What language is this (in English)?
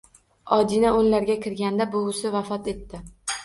Uzbek